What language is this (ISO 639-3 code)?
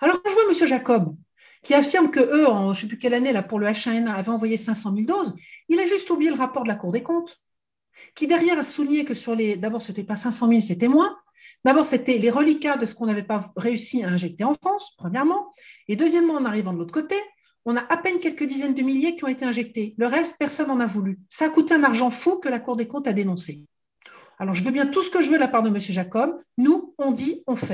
fra